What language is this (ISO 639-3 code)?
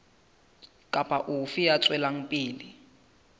sot